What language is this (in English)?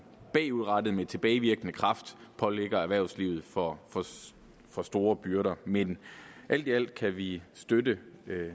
Danish